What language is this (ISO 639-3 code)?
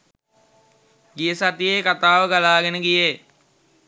sin